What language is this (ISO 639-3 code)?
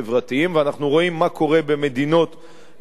heb